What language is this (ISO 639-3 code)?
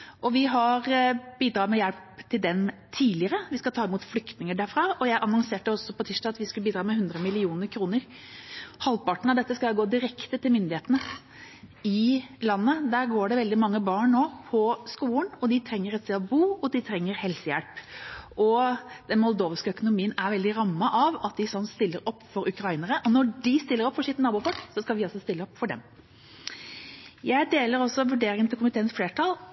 nob